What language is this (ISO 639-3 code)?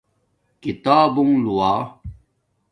dmk